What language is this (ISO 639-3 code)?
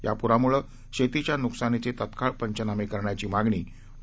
mar